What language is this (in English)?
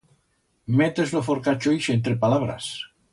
Aragonese